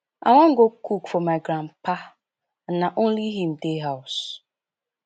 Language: Nigerian Pidgin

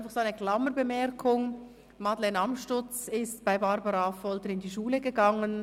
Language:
Swiss German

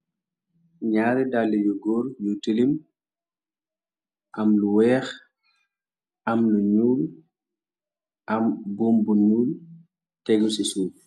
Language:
Wolof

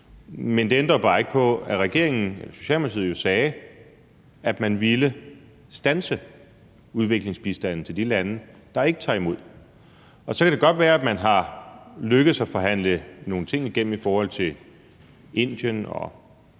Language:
Danish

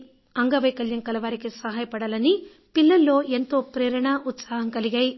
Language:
Telugu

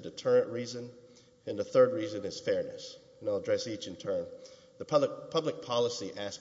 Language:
English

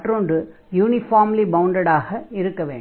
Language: Tamil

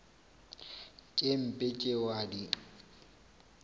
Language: Northern Sotho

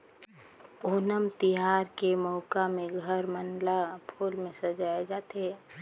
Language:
Chhattisgarhi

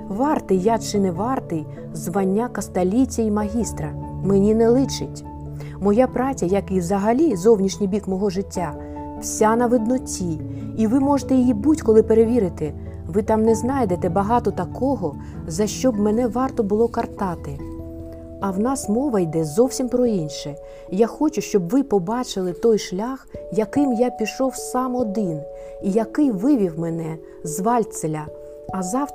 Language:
Ukrainian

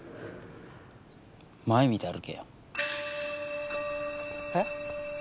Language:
Japanese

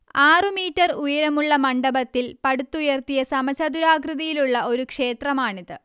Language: Malayalam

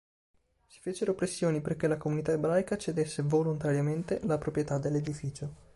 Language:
Italian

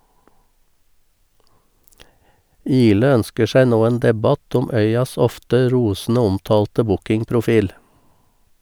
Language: Norwegian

